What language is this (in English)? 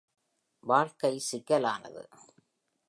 Tamil